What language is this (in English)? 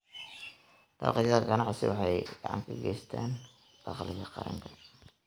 Somali